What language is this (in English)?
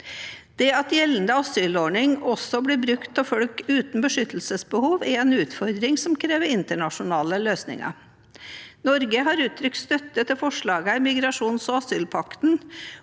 Norwegian